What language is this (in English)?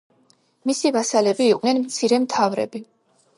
Georgian